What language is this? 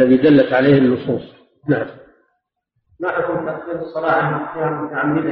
Arabic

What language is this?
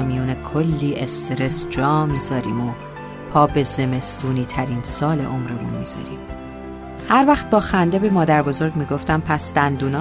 Persian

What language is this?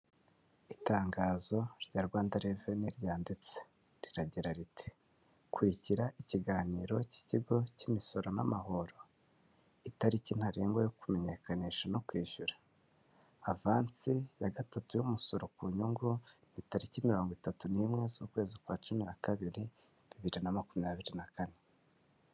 Kinyarwanda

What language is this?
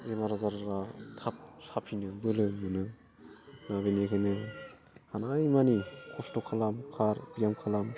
Bodo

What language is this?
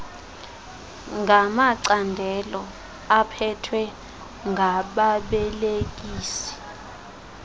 Xhosa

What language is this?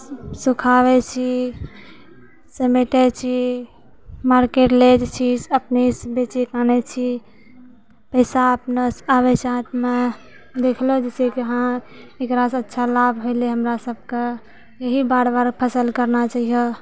Maithili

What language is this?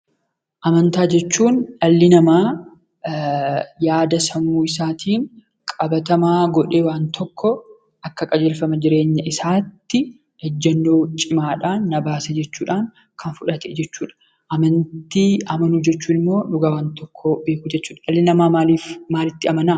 Oromo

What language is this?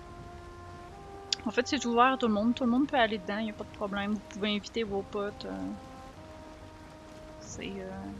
French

